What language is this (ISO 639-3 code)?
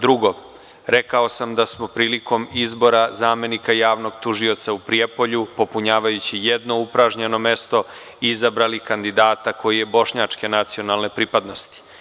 srp